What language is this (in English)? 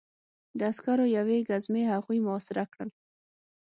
Pashto